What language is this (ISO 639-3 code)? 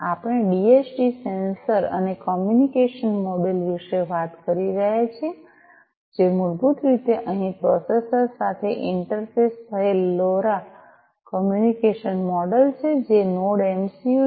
guj